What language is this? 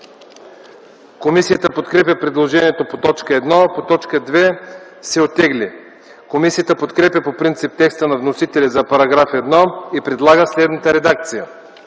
Bulgarian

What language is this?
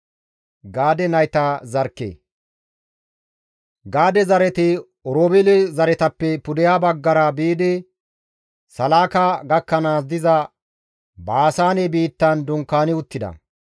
Gamo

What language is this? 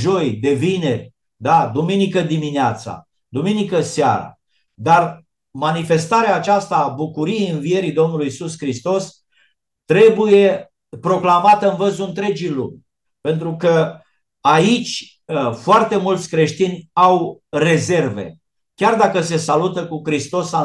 Romanian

